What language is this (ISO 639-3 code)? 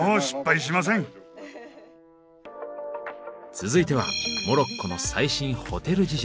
jpn